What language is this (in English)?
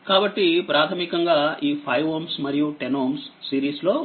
Telugu